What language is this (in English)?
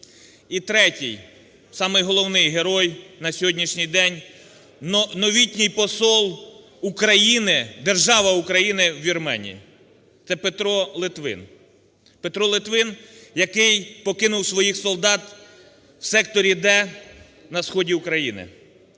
Ukrainian